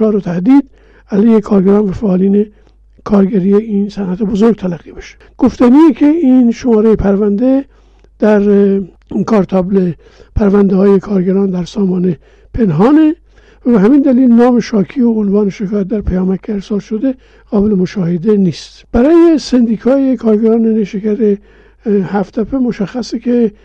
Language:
Persian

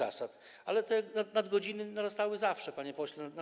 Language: Polish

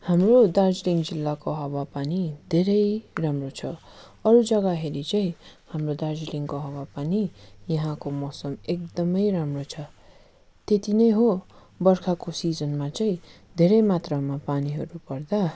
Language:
Nepali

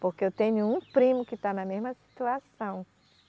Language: Portuguese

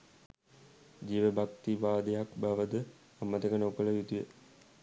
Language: Sinhala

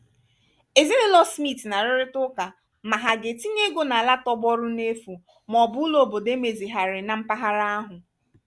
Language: Igbo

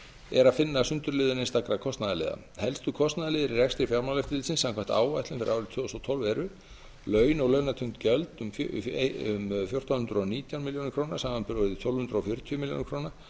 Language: Icelandic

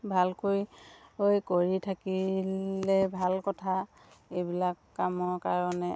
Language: Assamese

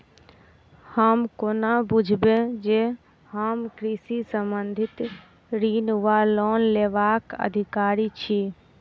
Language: Maithili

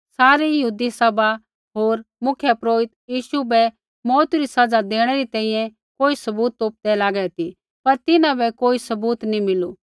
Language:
Kullu Pahari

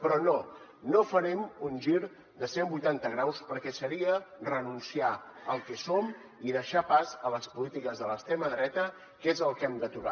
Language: Catalan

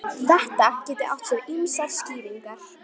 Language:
Icelandic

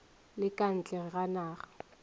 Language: Northern Sotho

